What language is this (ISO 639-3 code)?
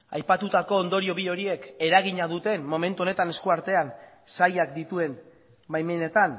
eus